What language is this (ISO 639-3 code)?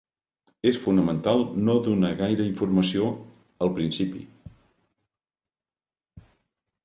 cat